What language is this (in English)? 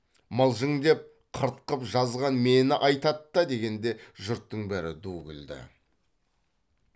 Kazakh